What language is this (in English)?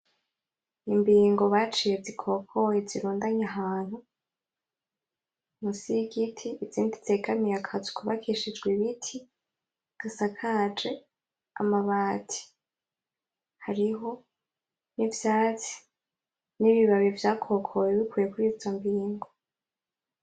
Rundi